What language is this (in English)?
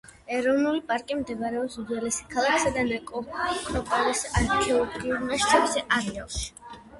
Georgian